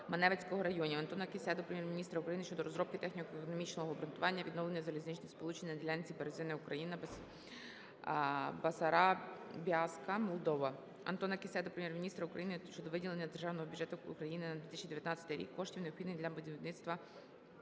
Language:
Ukrainian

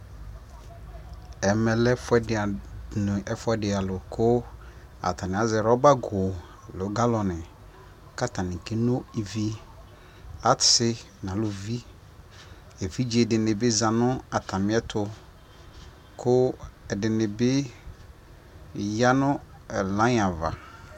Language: Ikposo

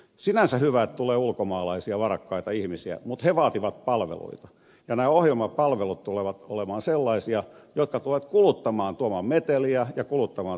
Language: Finnish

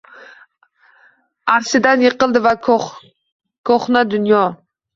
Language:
Uzbek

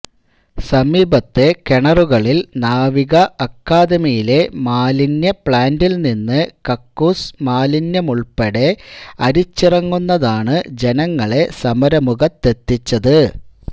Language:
Malayalam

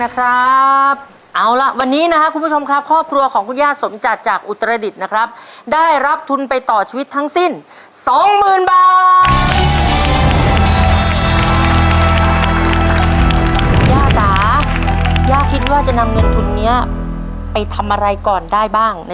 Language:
Thai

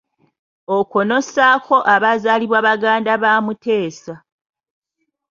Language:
Ganda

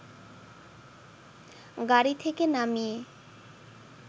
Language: Bangla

